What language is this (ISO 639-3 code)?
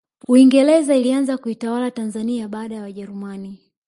swa